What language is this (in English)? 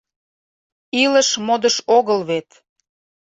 Mari